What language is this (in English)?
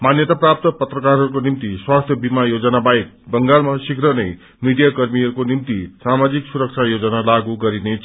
Nepali